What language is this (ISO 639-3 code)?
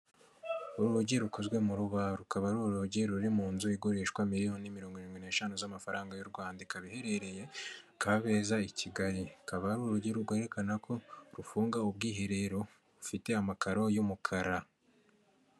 kin